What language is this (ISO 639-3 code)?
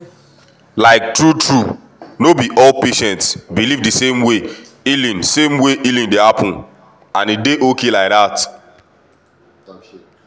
pcm